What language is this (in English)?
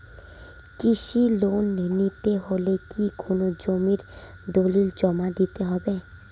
Bangla